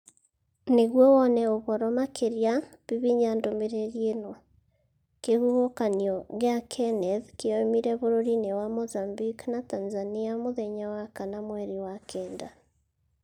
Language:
Kikuyu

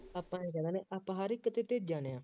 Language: Punjabi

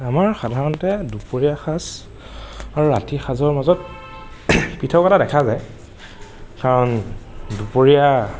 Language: Assamese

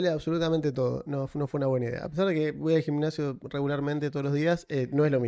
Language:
Spanish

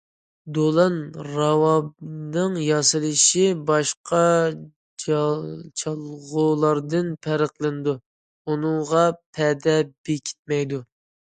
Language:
Uyghur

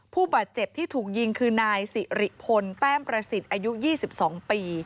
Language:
Thai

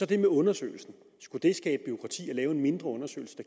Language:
Danish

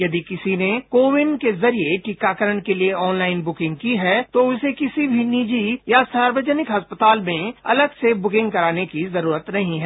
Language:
Hindi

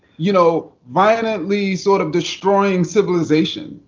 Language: English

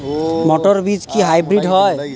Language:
Bangla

